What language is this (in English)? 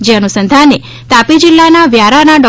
Gujarati